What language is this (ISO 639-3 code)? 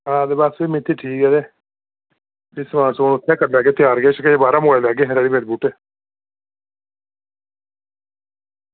doi